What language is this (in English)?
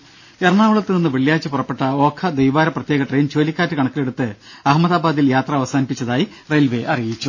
Malayalam